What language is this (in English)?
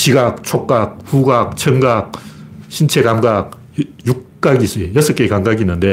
Korean